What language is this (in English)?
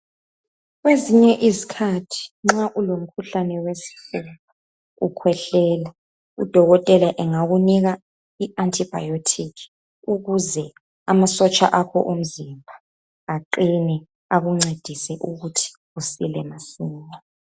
North Ndebele